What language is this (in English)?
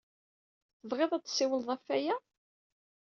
Kabyle